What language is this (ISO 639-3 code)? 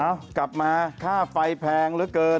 tha